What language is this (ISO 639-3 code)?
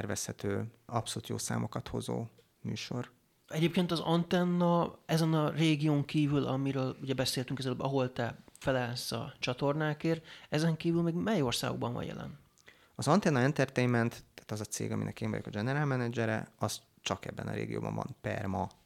hun